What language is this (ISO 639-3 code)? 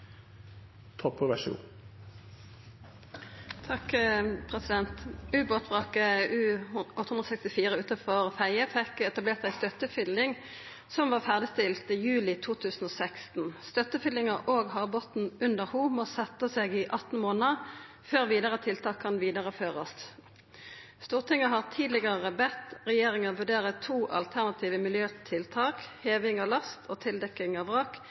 nno